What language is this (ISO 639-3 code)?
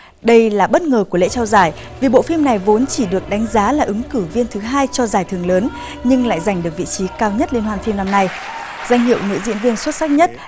vie